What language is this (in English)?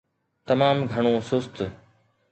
Sindhi